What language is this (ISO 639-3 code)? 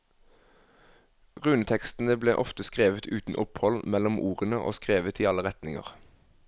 nor